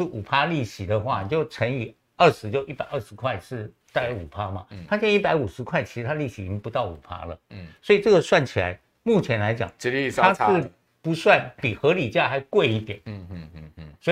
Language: Chinese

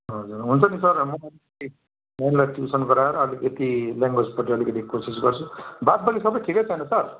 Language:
Nepali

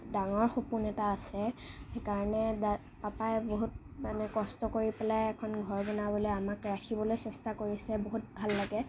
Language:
Assamese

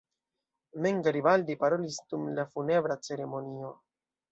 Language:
Esperanto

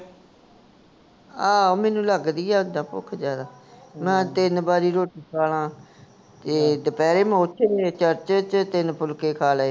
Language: Punjabi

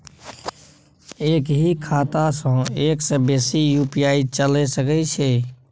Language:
Maithili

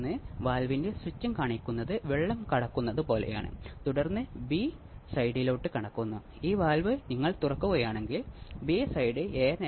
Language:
Malayalam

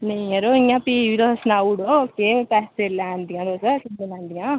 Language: Dogri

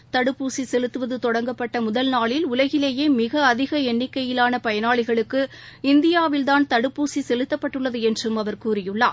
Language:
Tamil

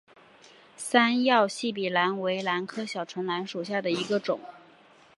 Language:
Chinese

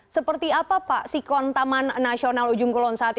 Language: Indonesian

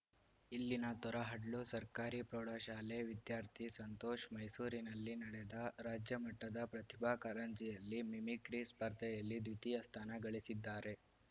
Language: Kannada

